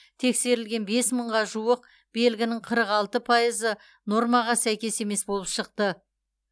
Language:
Kazakh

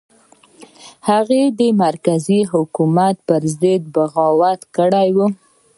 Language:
Pashto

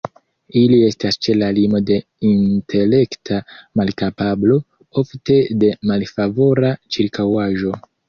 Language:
Esperanto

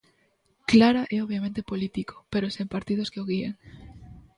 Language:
Galician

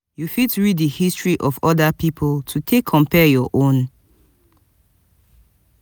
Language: Nigerian Pidgin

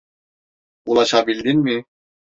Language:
Turkish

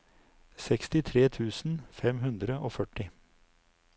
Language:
Norwegian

